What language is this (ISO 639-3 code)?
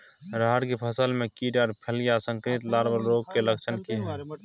mai